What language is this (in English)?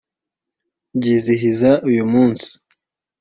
Kinyarwanda